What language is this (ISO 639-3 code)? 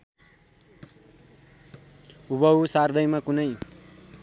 nep